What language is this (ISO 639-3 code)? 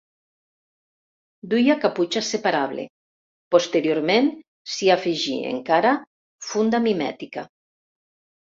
cat